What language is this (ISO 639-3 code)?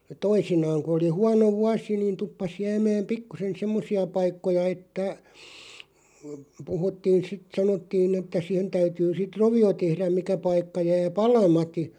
fin